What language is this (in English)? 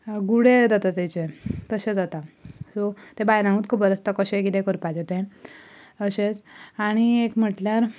Konkani